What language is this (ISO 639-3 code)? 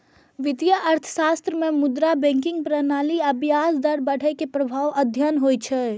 mai